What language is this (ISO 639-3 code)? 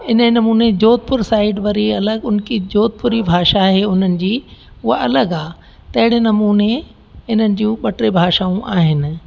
snd